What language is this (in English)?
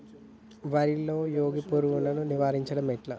Telugu